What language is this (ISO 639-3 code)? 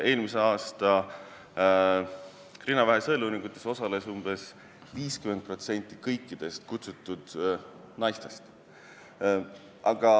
est